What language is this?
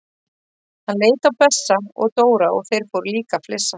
Icelandic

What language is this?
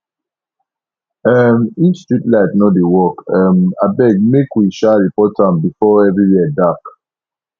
Nigerian Pidgin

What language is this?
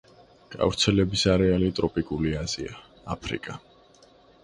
Georgian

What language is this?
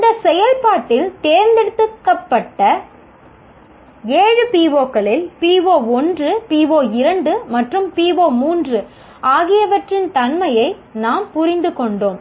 Tamil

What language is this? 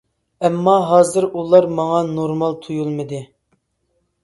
Uyghur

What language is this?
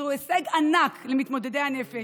Hebrew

